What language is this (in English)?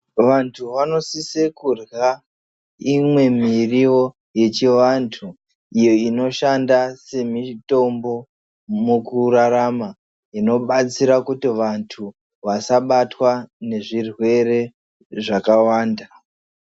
Ndau